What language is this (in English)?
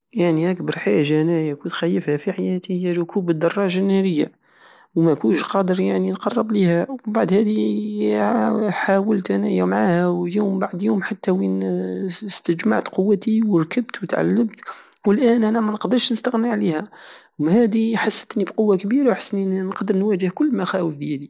Algerian Saharan Arabic